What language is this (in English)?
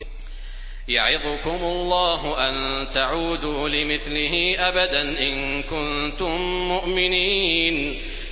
Arabic